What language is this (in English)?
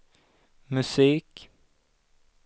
Swedish